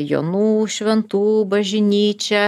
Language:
Lithuanian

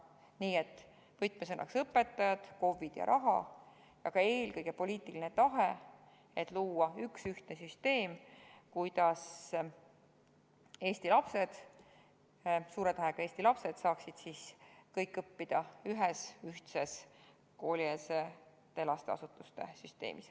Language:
Estonian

